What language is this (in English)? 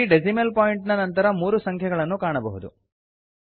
Kannada